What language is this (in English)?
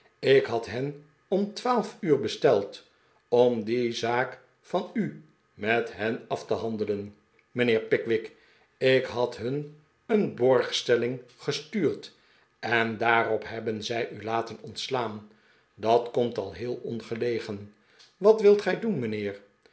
Dutch